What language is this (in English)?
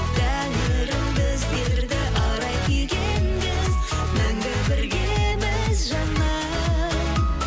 Kazakh